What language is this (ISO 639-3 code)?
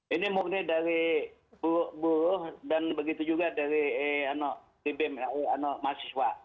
ind